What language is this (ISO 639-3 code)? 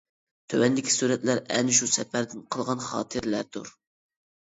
uig